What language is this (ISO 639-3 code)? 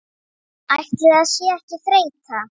isl